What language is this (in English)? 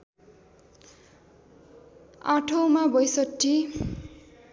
Nepali